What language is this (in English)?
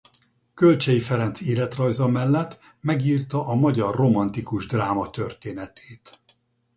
Hungarian